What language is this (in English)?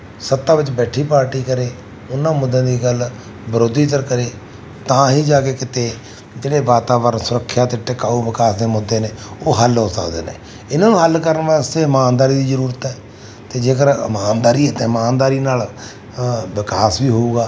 Punjabi